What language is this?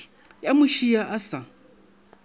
Northern Sotho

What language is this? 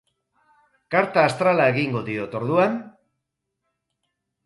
Basque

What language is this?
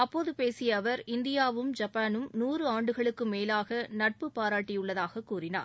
Tamil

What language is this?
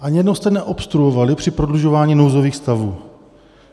Czech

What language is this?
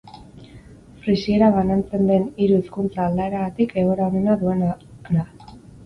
Basque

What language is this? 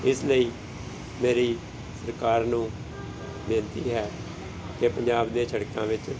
Punjabi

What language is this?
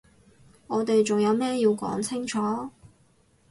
Cantonese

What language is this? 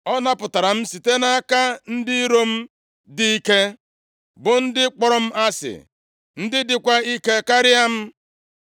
Igbo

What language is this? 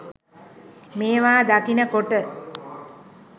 Sinhala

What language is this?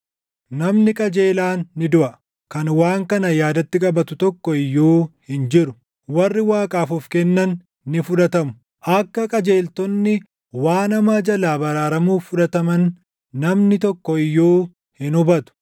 Oromo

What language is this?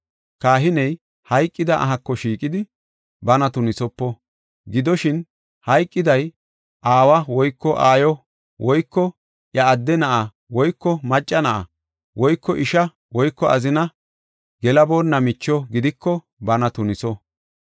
Gofa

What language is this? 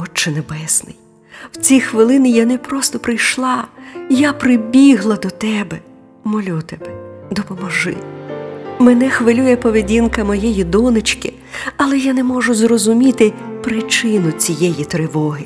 Ukrainian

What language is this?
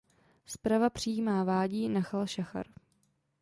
Czech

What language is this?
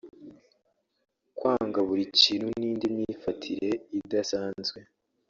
Kinyarwanda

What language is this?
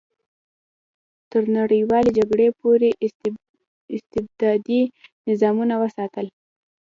Pashto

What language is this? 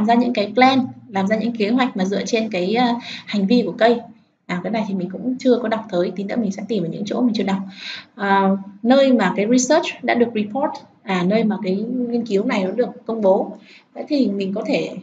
Vietnamese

